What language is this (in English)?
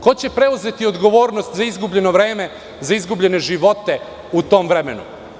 Serbian